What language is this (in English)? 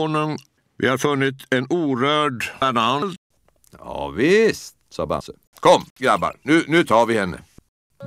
Swedish